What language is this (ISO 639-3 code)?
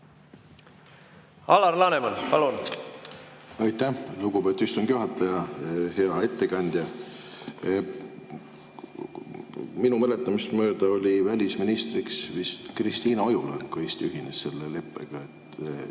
est